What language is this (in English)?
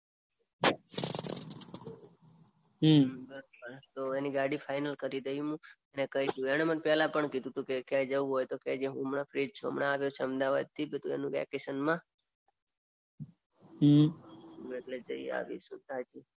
Gujarati